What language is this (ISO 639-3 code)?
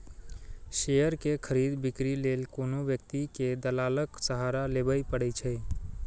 mai